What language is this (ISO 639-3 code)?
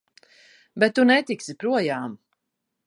lav